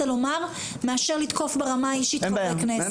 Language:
Hebrew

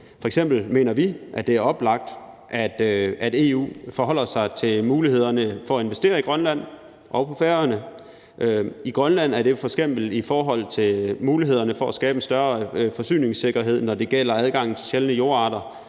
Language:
Danish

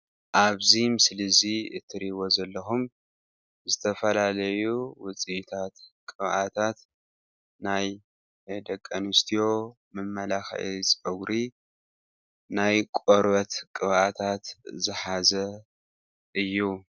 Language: Tigrinya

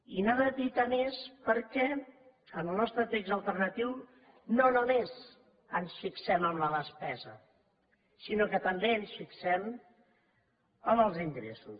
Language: Catalan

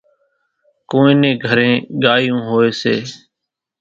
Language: Kachi Koli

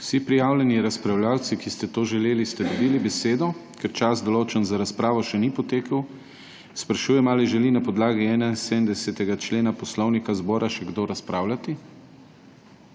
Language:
Slovenian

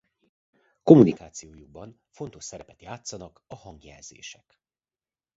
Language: Hungarian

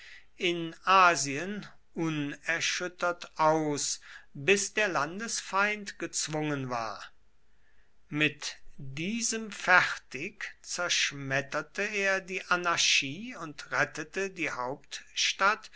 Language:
German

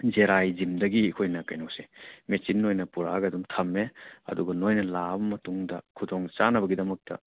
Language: Manipuri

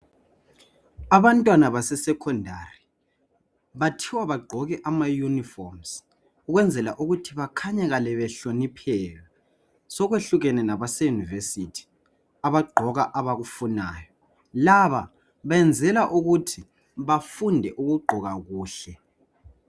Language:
North Ndebele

